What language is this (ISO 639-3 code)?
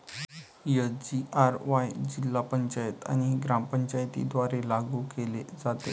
mar